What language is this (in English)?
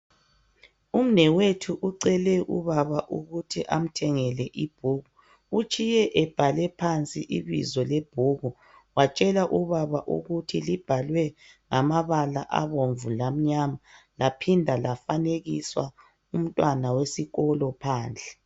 North Ndebele